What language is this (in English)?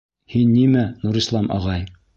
Bashkir